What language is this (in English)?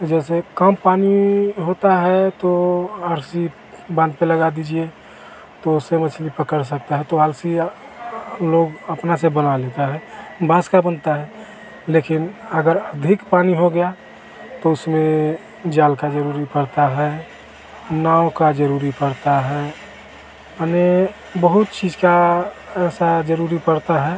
Hindi